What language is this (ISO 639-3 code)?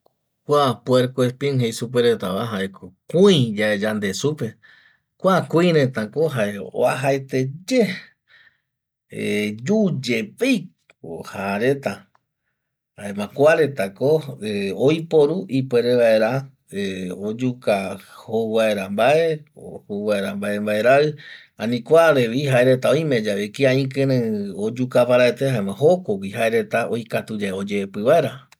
gui